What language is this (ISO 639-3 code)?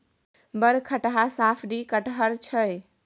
mai